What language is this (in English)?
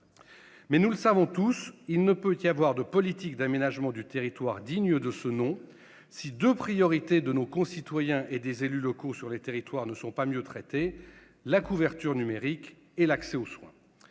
French